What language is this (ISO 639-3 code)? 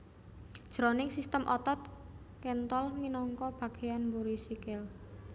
jav